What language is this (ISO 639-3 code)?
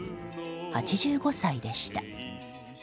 jpn